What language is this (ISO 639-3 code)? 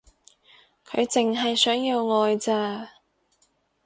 yue